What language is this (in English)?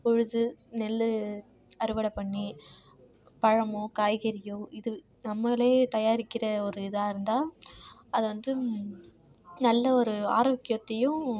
Tamil